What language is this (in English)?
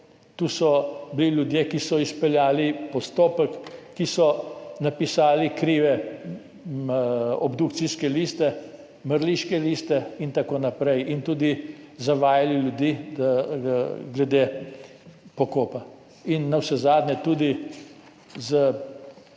Slovenian